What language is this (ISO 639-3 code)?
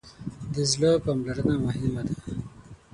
pus